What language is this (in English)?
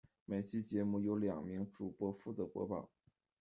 Chinese